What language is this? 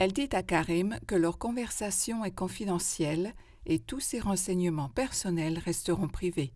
French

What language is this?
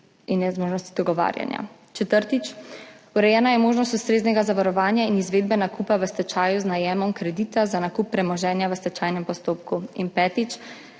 Slovenian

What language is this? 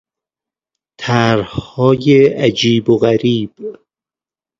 Persian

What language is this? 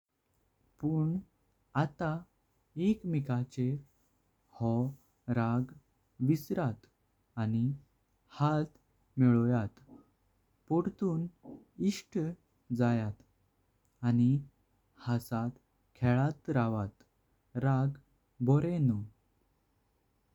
Konkani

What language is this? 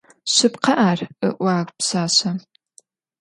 Adyghe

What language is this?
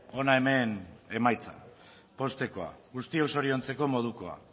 Basque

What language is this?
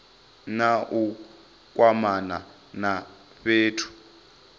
Venda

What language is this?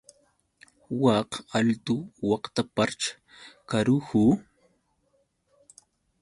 Yauyos Quechua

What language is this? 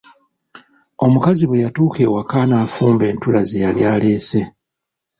Ganda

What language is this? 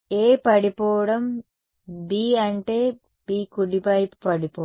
Telugu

